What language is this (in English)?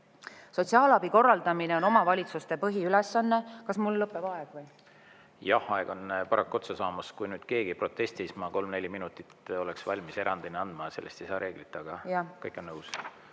Estonian